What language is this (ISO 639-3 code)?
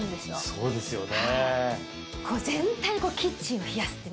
jpn